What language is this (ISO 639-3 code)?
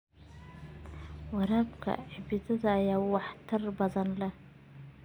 som